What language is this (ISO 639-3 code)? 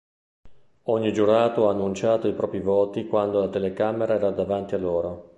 ita